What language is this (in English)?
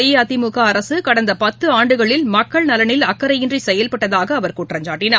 Tamil